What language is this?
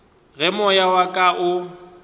Northern Sotho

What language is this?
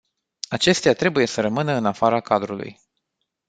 Romanian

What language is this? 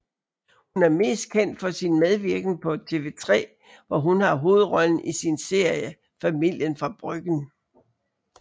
Danish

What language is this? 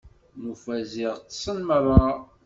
Kabyle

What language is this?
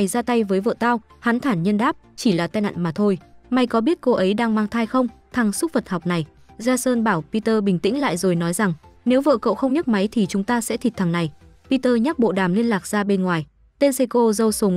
Vietnamese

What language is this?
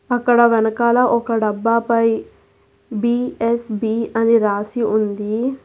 Telugu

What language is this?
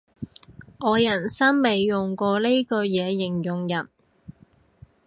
Cantonese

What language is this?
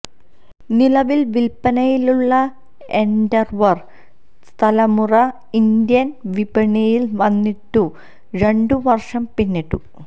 Malayalam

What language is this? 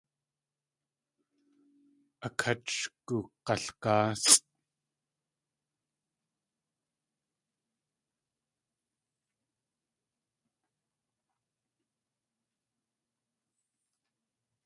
Tlingit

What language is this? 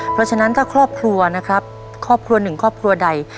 Thai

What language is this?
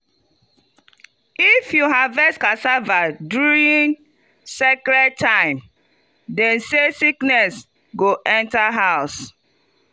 Nigerian Pidgin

